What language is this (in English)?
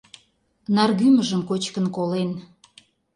Mari